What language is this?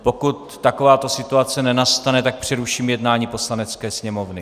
Czech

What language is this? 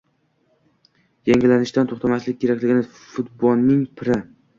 Uzbek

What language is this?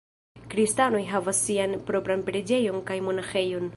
Esperanto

